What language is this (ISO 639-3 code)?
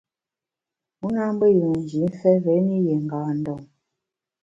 bax